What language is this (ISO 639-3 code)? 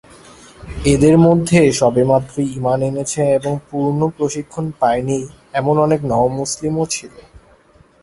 ben